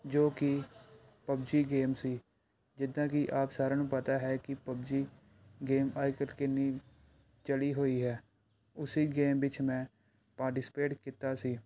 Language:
Punjabi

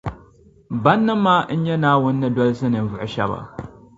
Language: Dagbani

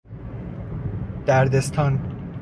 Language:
Persian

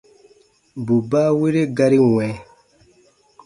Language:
Baatonum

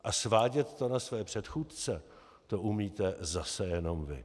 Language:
Czech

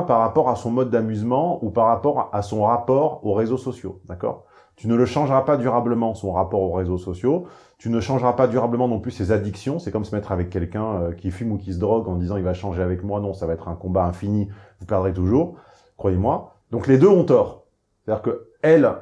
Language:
French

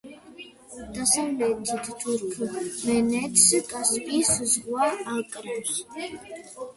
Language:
Georgian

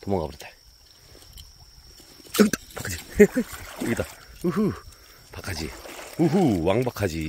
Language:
Korean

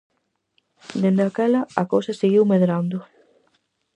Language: Galician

